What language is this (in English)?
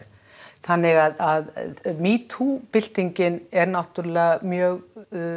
Icelandic